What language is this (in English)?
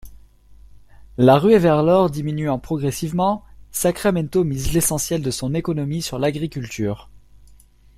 French